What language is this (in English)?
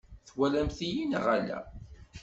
Kabyle